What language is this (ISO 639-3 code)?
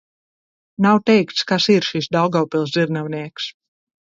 lav